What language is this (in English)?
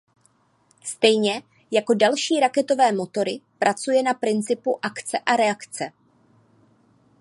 Czech